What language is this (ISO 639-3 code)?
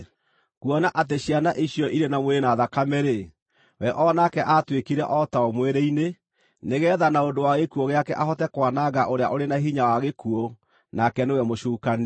kik